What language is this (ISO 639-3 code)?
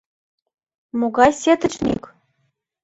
chm